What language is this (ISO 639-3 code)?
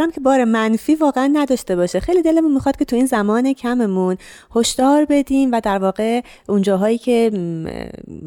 fas